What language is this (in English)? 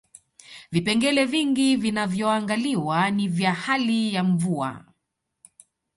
Swahili